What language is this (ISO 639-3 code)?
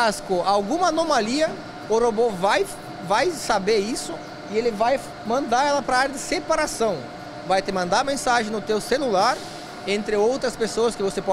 por